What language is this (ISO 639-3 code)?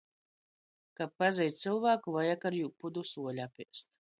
ltg